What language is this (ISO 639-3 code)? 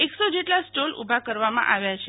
guj